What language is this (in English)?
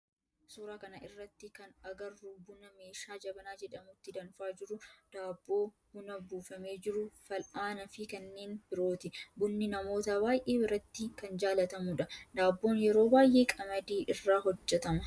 Oromo